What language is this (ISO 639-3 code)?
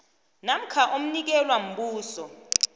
nbl